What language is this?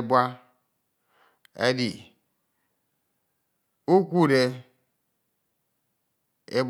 Ito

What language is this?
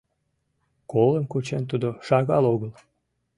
Mari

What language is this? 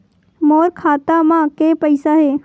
Chhattisgarhi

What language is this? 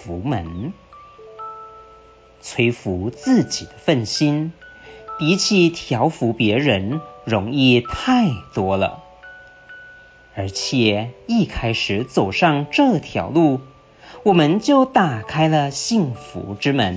Chinese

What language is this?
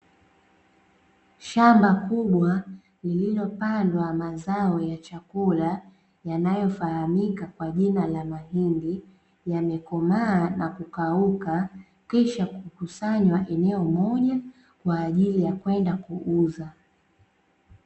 Swahili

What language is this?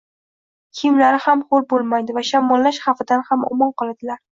Uzbek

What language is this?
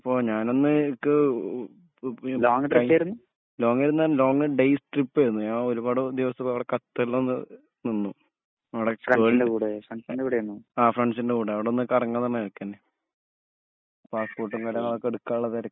Malayalam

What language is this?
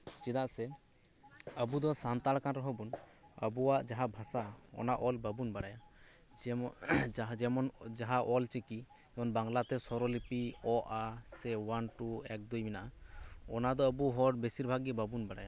Santali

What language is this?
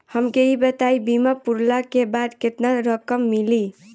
Bhojpuri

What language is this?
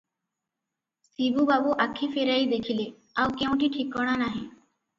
Odia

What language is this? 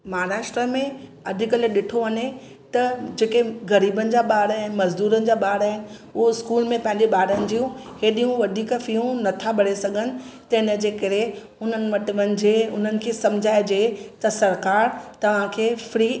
Sindhi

